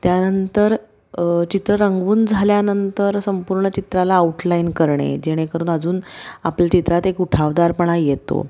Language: Marathi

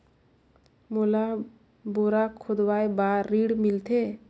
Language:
Chhattisgarhi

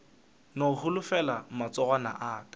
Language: Northern Sotho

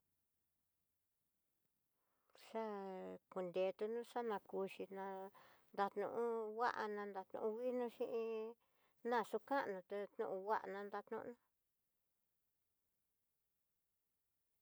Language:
Tidaá Mixtec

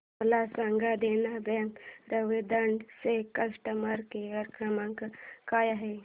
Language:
Marathi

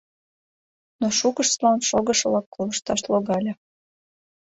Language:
Mari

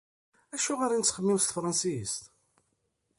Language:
Kabyle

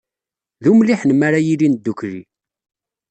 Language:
Kabyle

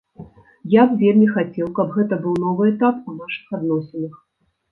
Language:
Belarusian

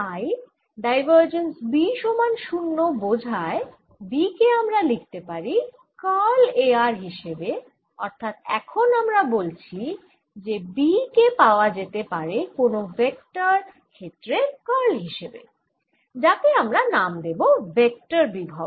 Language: Bangla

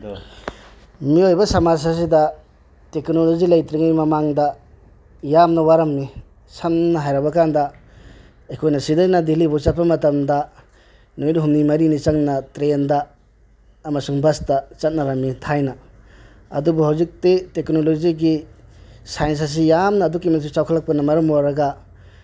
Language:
Manipuri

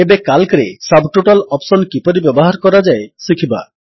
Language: Odia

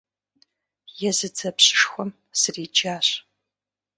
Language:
Kabardian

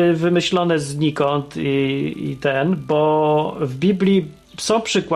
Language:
Polish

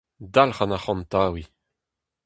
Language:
Breton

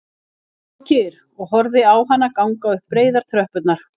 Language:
Icelandic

